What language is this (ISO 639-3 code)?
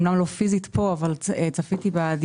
heb